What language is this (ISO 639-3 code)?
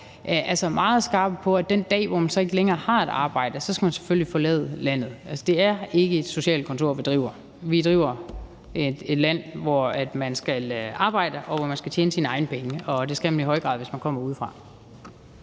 dan